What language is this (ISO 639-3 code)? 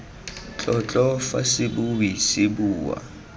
tsn